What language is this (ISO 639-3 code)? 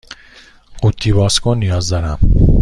fas